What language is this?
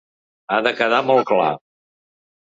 Catalan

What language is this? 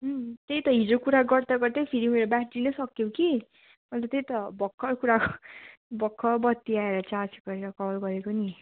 Nepali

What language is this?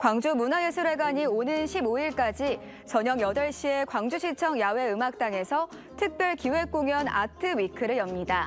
Korean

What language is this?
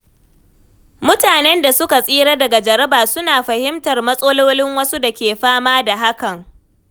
Hausa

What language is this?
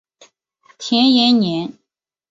Chinese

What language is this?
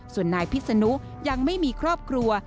Thai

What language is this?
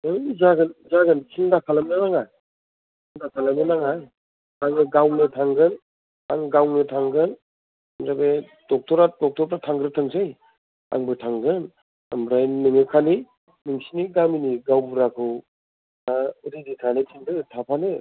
Bodo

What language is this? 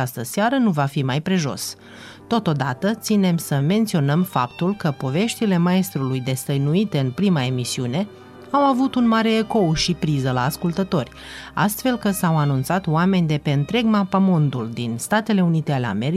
Romanian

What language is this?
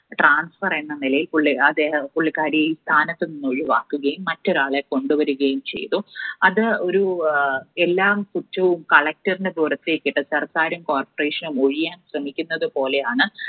Malayalam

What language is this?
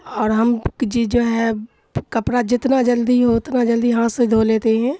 Urdu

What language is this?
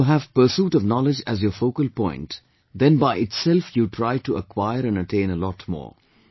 English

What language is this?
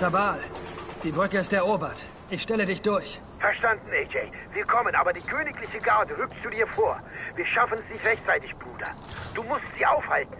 German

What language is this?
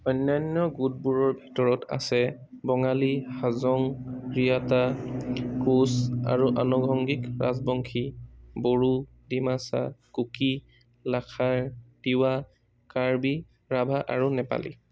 Assamese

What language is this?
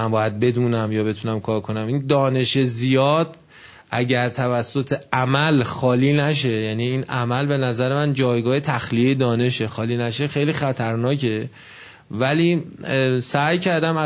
Persian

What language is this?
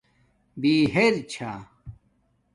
Domaaki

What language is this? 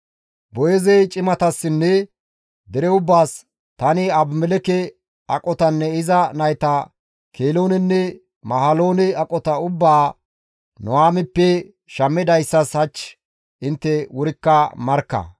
Gamo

